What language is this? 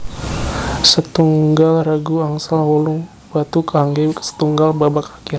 Javanese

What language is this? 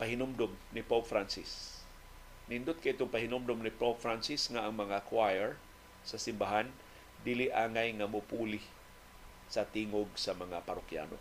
Filipino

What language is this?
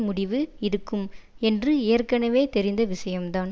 Tamil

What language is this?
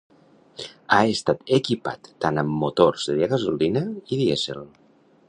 Catalan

